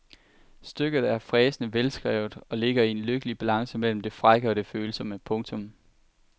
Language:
Danish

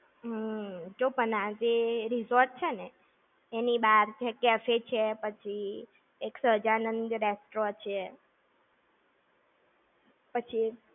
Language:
Gujarati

